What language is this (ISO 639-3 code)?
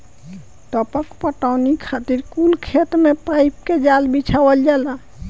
bho